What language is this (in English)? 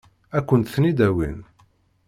Kabyle